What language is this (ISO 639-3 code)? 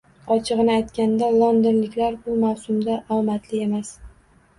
uzb